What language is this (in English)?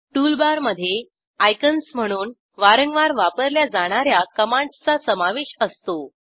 Marathi